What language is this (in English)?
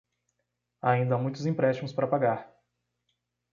Portuguese